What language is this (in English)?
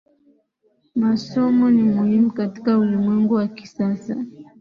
Swahili